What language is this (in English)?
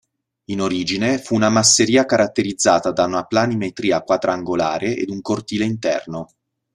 Italian